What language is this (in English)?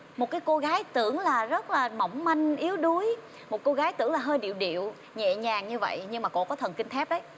Vietnamese